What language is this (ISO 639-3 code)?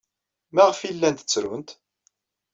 kab